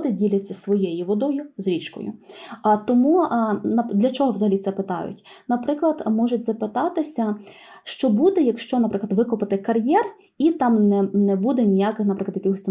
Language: Ukrainian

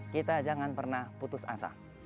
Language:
Indonesian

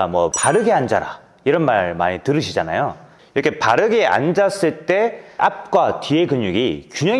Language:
Korean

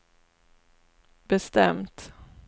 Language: Swedish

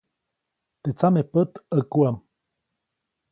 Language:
Copainalá Zoque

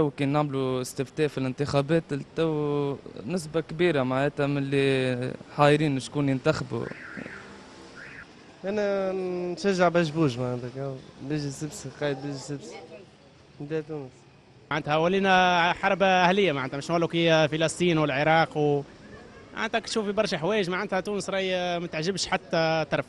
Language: Arabic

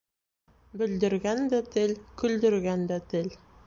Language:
Bashkir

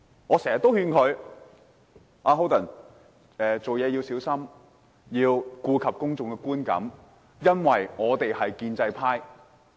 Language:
Cantonese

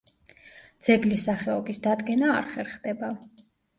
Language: Georgian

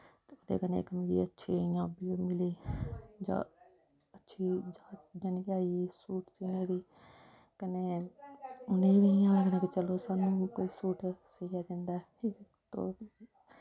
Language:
Dogri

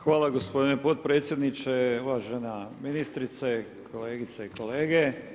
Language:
Croatian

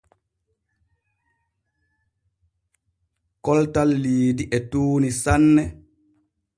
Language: Borgu Fulfulde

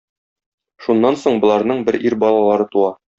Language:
Tatar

